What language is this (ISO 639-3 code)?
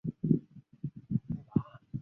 zho